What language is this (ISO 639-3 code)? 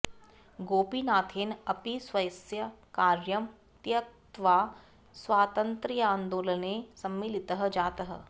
san